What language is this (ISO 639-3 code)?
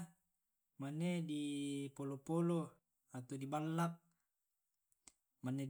rob